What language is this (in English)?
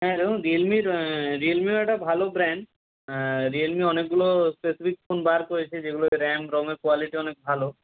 Bangla